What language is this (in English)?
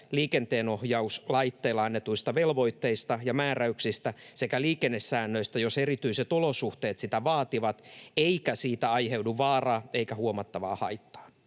Finnish